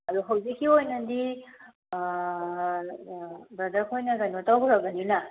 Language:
Manipuri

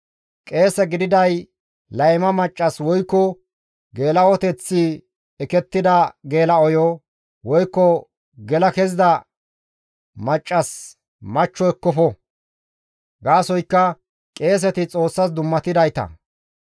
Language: Gamo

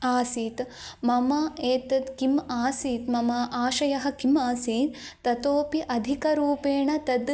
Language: Sanskrit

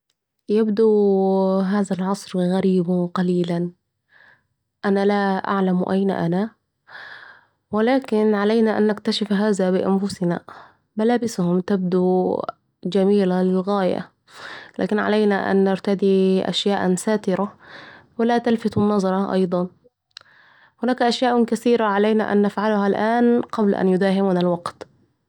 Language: Saidi Arabic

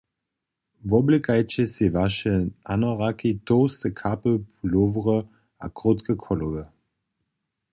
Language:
Upper Sorbian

